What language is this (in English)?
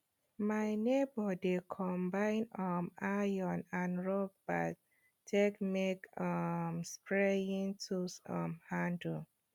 Nigerian Pidgin